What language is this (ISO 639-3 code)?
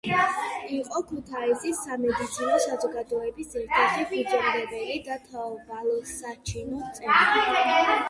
kat